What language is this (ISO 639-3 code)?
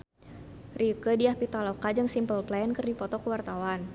sun